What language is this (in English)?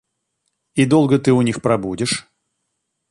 Russian